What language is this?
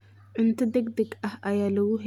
Somali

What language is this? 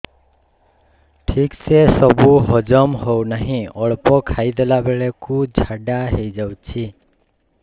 Odia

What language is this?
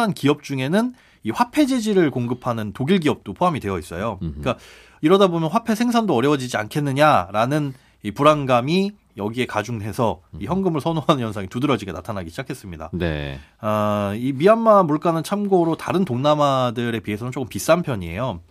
Korean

